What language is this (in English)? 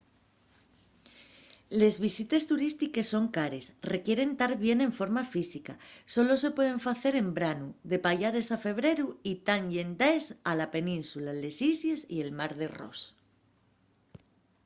Asturian